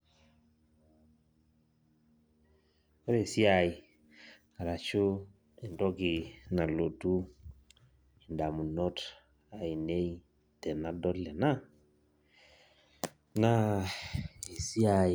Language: Masai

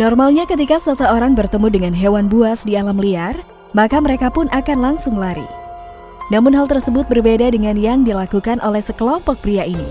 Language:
Indonesian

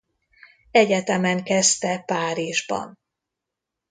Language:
Hungarian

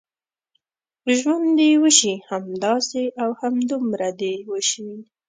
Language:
Pashto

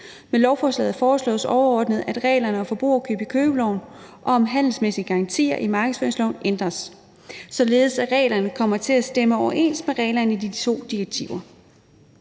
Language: Danish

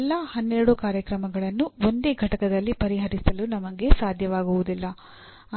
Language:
Kannada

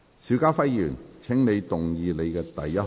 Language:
Cantonese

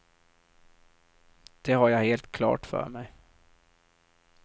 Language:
Swedish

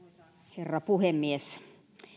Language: Finnish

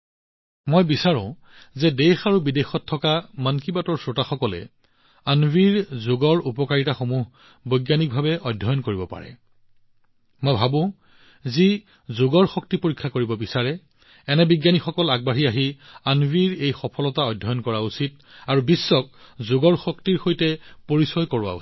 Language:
Assamese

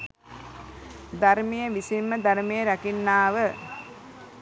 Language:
Sinhala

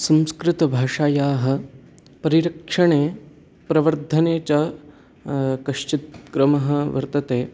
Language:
Sanskrit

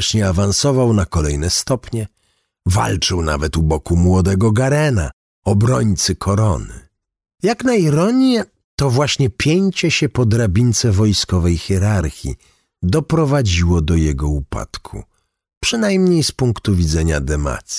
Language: Polish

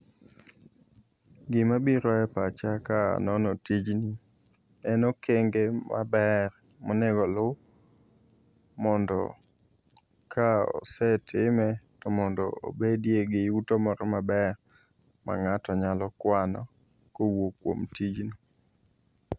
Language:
Luo (Kenya and Tanzania)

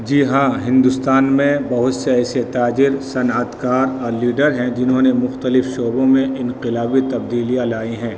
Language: Urdu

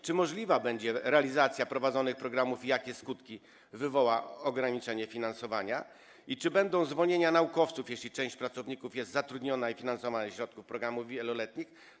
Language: Polish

